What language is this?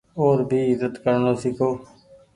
Goaria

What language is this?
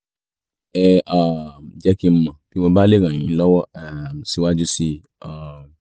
Yoruba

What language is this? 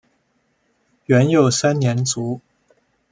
Chinese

